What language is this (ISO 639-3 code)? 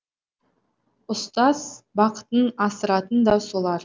kaz